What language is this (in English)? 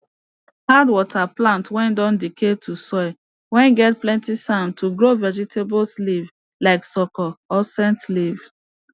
Nigerian Pidgin